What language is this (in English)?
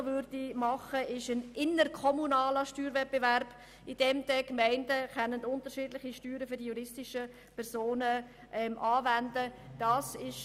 Swiss German